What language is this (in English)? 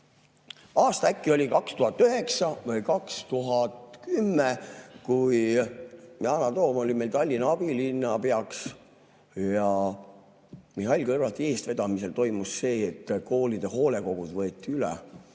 Estonian